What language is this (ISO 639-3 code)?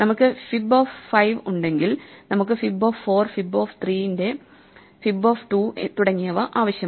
mal